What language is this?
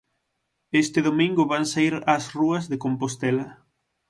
Galician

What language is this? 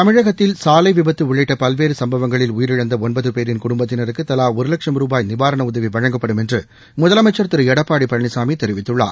Tamil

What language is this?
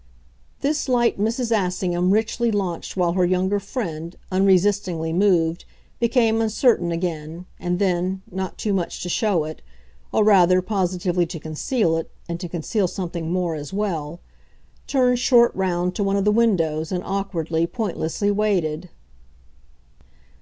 English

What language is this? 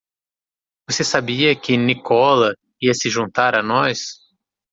Portuguese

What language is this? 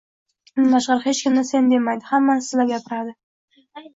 Uzbek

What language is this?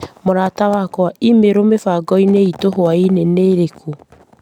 Kikuyu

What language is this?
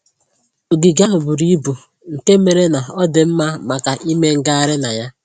Igbo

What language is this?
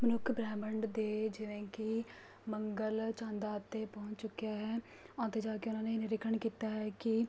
Punjabi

